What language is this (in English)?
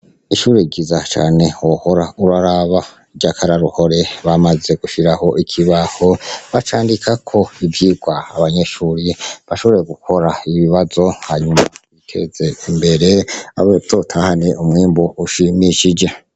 Rundi